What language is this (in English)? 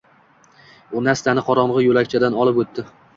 Uzbek